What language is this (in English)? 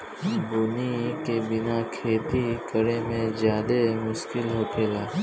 Bhojpuri